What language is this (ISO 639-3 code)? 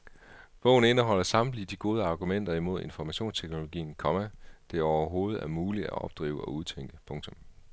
dan